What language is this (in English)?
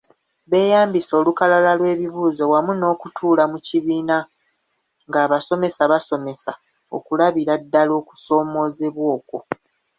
Ganda